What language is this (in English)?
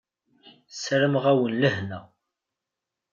Kabyle